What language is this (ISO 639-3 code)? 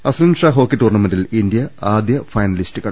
mal